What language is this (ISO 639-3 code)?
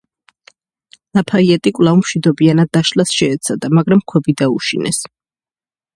kat